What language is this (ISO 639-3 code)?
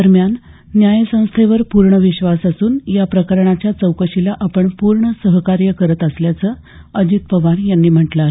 mar